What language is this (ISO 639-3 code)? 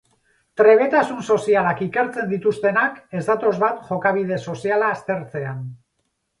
eus